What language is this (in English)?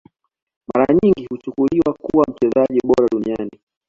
Swahili